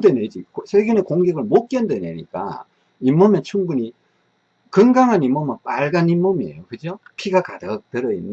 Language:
Korean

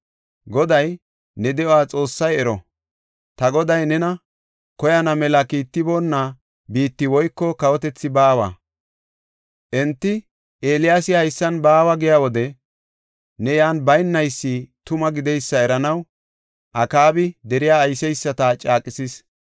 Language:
Gofa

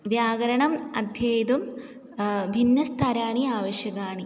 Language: Sanskrit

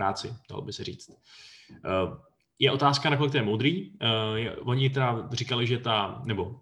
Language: Czech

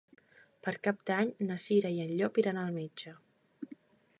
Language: Catalan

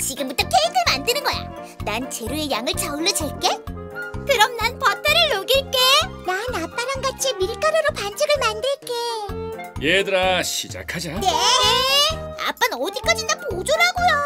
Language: Korean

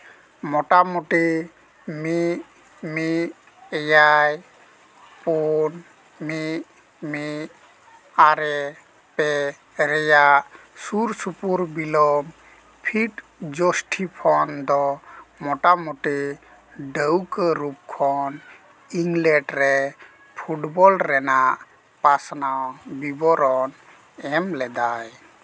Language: Santali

